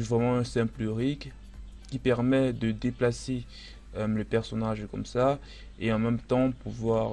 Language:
French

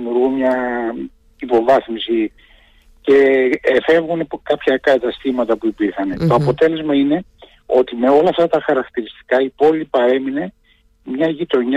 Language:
Greek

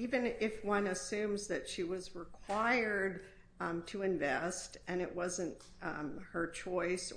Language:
English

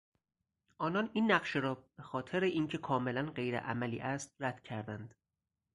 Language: Persian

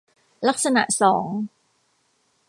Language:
Thai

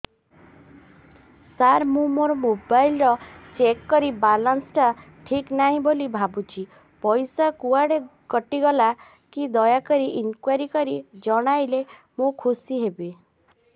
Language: Odia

